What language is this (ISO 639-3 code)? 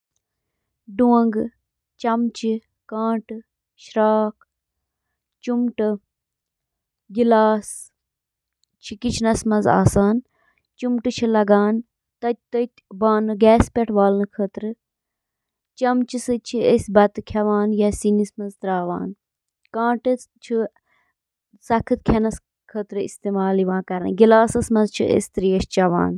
kas